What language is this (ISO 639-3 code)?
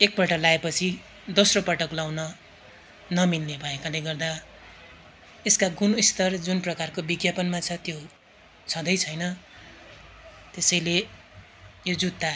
nep